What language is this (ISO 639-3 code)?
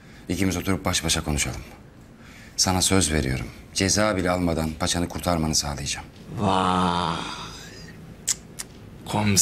tur